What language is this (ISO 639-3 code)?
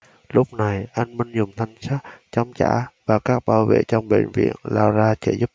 vie